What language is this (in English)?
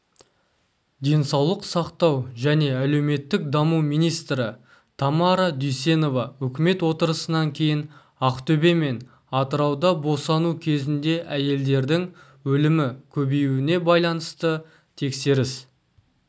Kazakh